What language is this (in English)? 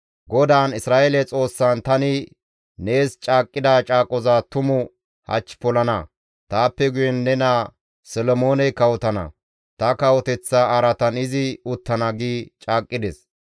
Gamo